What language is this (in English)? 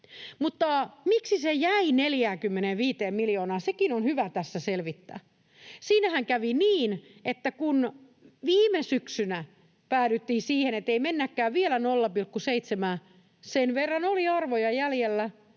Finnish